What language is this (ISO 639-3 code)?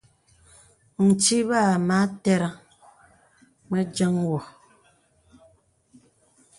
beb